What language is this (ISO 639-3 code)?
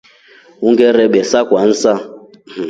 rof